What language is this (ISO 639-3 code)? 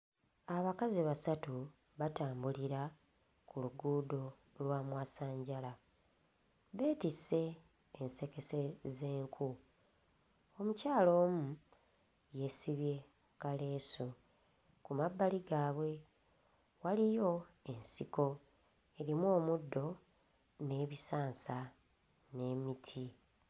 lug